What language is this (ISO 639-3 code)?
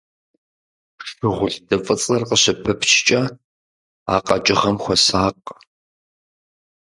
kbd